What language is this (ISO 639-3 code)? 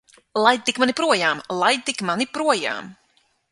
lav